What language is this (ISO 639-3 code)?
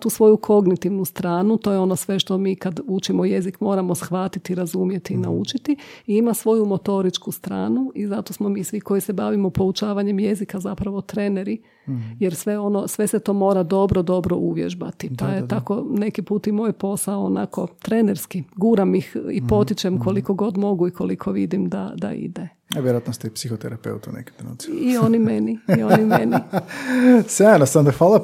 hrv